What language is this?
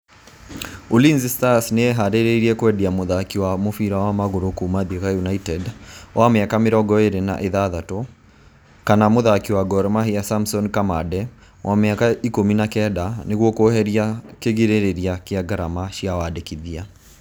Kikuyu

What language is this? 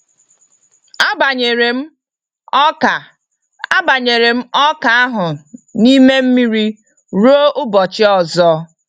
Igbo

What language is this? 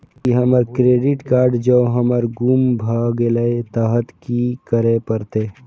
Maithili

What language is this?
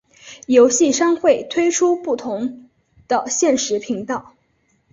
Chinese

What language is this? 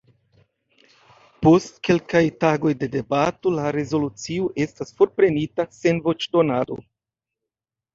Esperanto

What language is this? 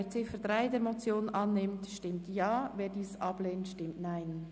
Swiss German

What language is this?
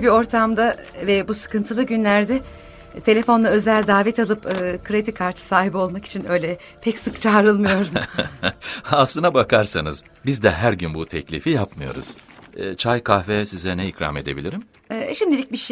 Turkish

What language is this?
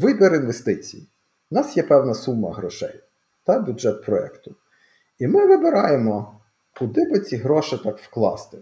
Ukrainian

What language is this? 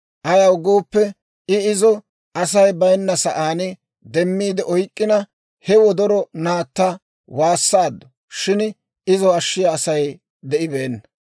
Dawro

